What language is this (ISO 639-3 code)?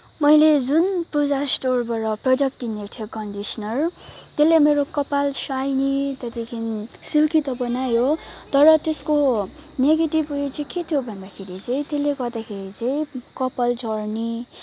nep